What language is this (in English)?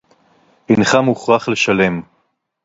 Hebrew